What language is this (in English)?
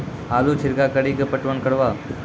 Maithili